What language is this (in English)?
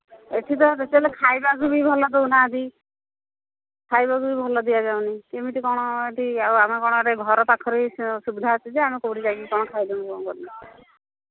Odia